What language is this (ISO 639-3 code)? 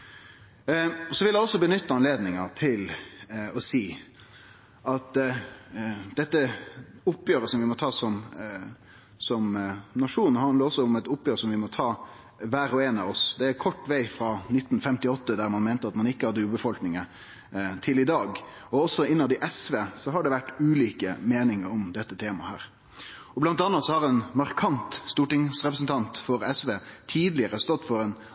nno